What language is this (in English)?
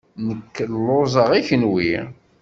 Kabyle